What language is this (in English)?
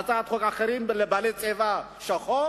Hebrew